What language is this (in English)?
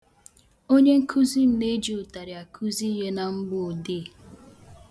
Igbo